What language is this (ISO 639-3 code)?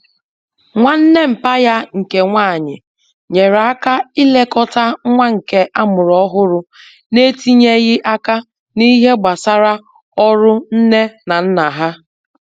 ibo